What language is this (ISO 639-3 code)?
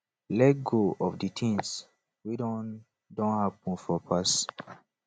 pcm